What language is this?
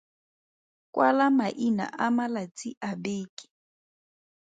Tswana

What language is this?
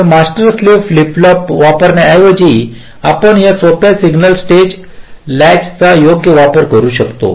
Marathi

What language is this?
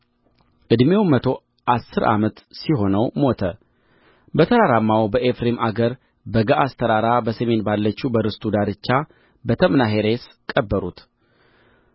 Amharic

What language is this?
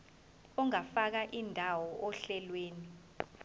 Zulu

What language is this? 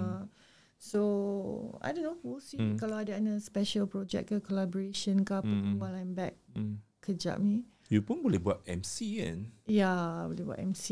Malay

